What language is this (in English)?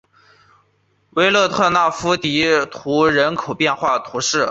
Chinese